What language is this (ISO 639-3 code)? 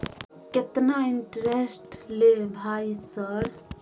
mai